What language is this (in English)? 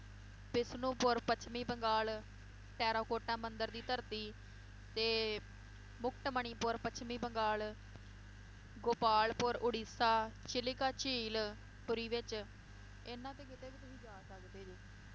Punjabi